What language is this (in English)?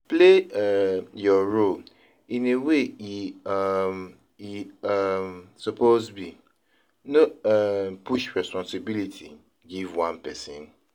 Nigerian Pidgin